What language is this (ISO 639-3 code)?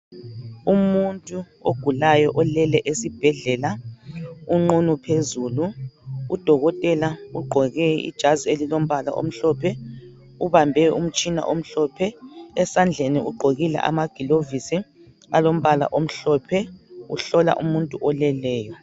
nde